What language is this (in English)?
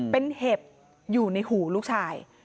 Thai